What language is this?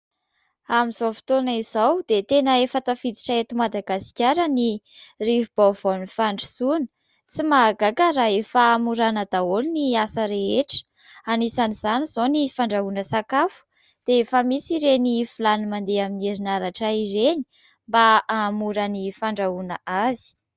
Malagasy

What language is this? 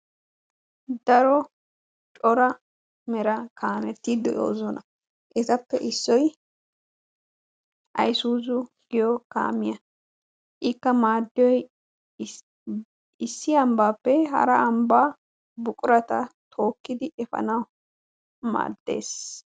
Wolaytta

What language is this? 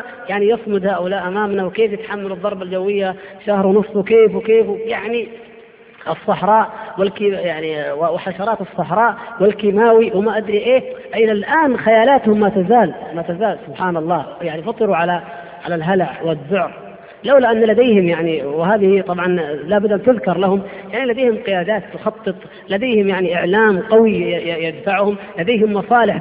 Arabic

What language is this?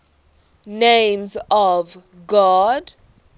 English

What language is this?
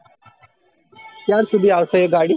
Gujarati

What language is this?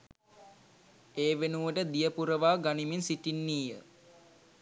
Sinhala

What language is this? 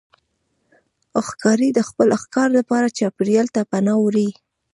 Pashto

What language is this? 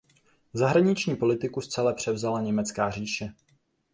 Czech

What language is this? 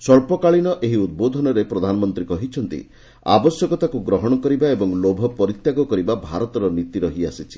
Odia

